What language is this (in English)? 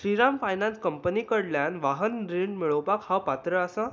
Konkani